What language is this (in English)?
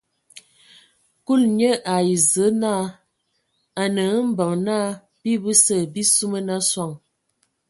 Ewondo